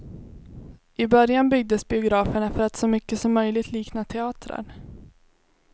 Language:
Swedish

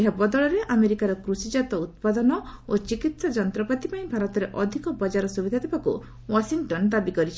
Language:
Odia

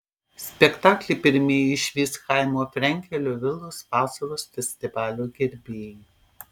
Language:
Lithuanian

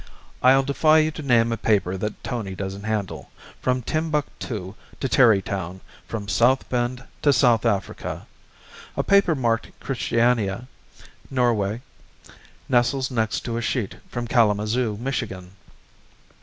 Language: English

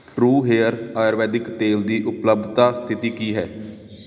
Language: Punjabi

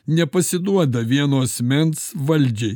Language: Lithuanian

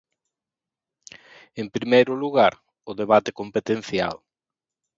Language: Galician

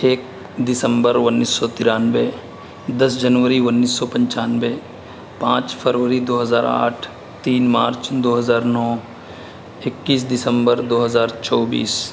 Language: Urdu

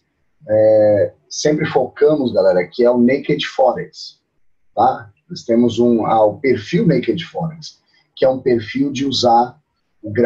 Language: Portuguese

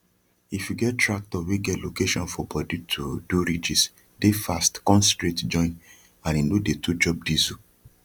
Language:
Nigerian Pidgin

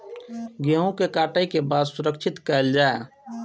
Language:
Maithili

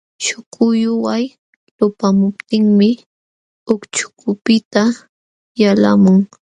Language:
Jauja Wanca Quechua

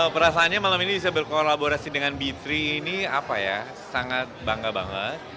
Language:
Indonesian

